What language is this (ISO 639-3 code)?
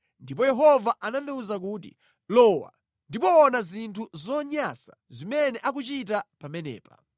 nya